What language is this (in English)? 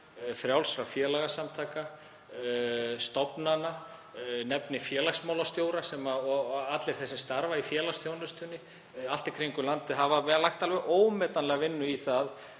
Icelandic